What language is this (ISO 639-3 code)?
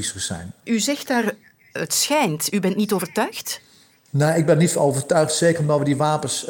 nld